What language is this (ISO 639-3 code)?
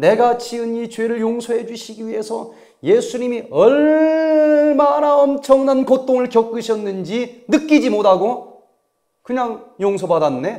kor